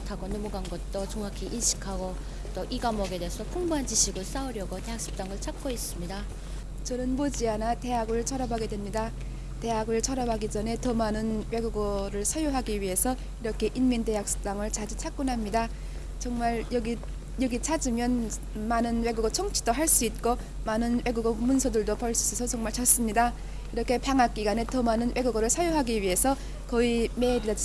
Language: Korean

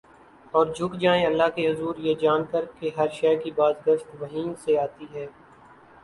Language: Urdu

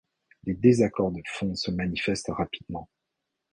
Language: French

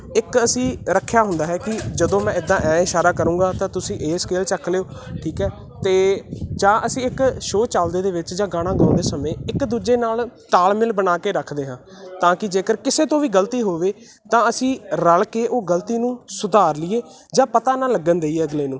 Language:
Punjabi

